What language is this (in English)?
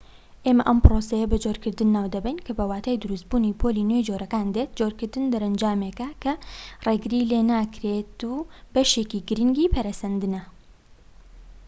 Central Kurdish